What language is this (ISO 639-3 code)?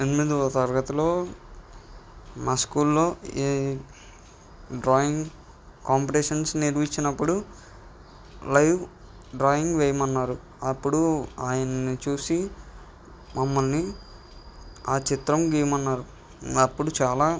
tel